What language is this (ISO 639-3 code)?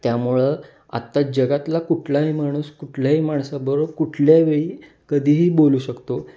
mar